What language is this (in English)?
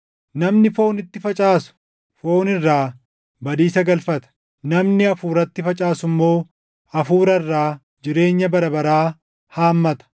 Oromo